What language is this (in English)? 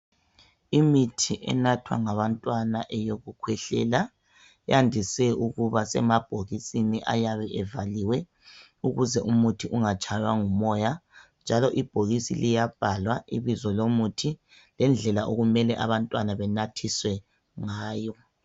North Ndebele